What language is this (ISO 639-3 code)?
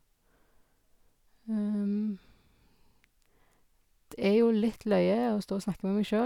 nor